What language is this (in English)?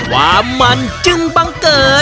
Thai